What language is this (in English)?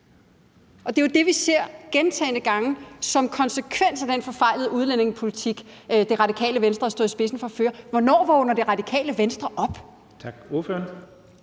Danish